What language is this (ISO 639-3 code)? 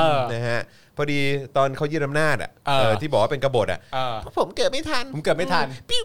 tha